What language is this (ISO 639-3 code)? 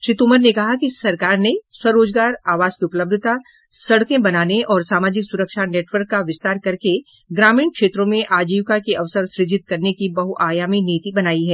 hin